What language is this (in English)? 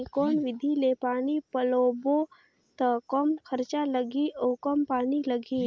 Chhattisgarhi